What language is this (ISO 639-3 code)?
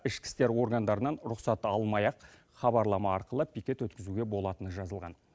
kaz